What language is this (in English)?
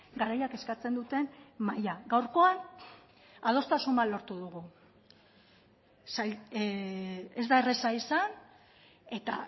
Basque